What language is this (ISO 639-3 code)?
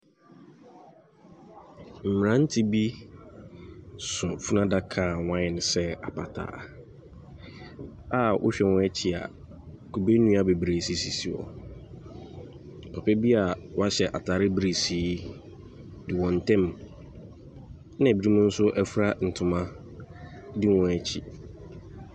aka